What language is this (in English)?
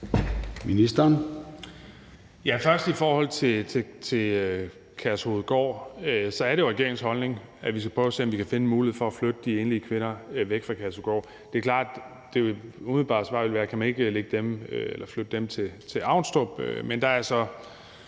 Danish